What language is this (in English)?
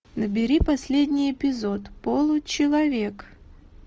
Russian